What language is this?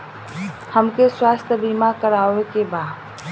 Bhojpuri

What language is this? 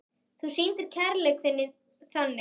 Icelandic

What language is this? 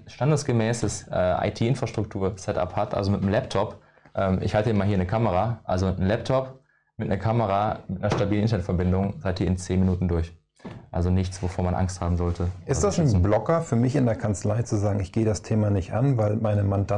German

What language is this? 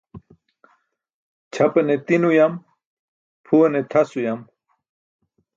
Burushaski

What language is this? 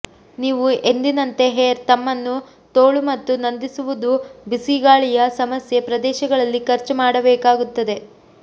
Kannada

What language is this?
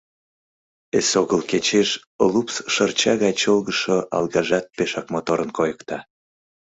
Mari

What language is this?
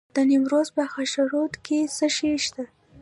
Pashto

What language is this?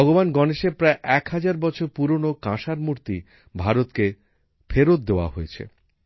Bangla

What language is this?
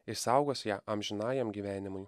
Lithuanian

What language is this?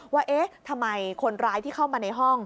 Thai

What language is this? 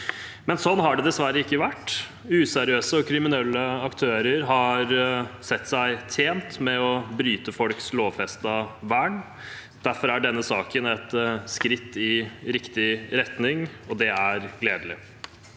Norwegian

